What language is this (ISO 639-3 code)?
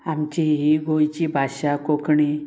kok